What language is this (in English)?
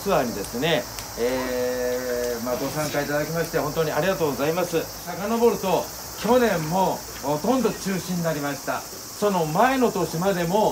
Japanese